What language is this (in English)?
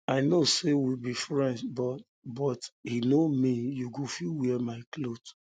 Nigerian Pidgin